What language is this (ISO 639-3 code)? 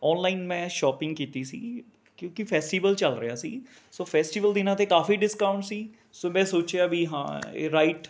pan